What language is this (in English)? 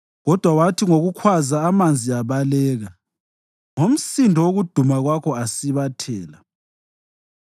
North Ndebele